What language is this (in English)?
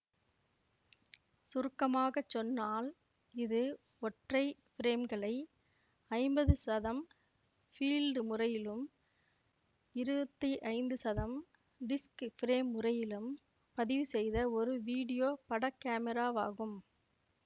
Tamil